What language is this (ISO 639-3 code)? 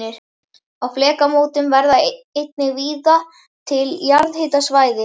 isl